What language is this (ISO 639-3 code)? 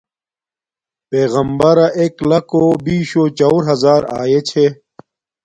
dmk